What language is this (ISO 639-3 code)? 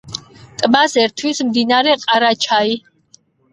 kat